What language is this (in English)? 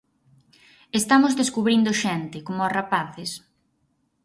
Galician